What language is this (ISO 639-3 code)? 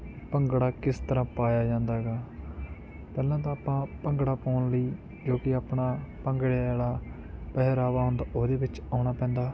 pan